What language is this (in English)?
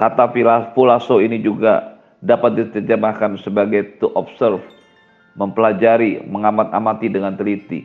Indonesian